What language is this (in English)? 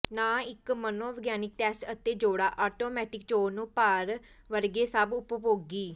Punjabi